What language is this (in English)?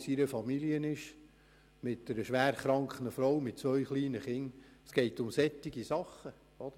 Swiss German